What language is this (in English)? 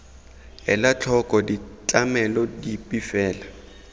Tswana